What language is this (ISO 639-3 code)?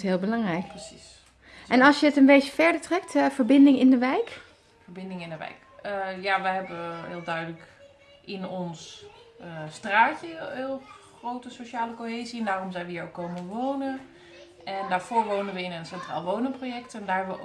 nld